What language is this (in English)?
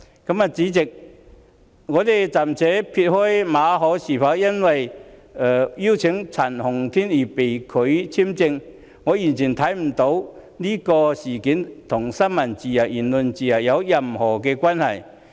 Cantonese